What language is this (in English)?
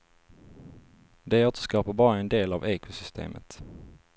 Swedish